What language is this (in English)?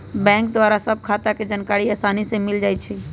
Magahi